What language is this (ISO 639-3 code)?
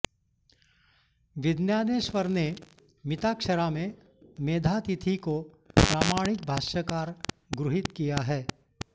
san